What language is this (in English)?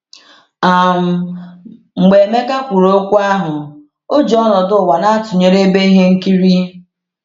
Igbo